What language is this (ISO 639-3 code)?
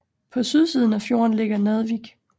dan